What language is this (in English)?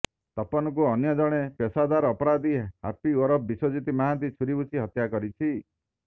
Odia